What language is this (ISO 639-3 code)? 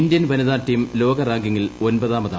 mal